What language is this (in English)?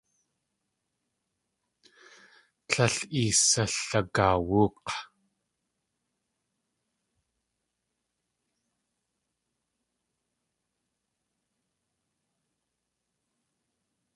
Tlingit